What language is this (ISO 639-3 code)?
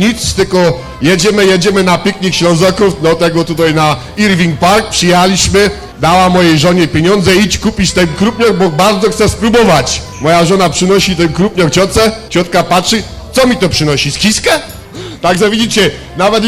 pol